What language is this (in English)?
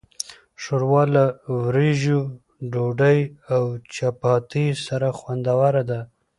Pashto